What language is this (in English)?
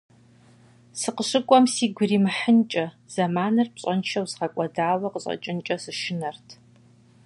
Kabardian